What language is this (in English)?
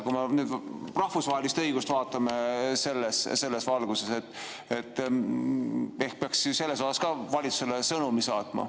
Estonian